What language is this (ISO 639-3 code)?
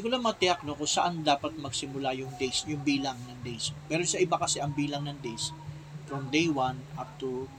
fil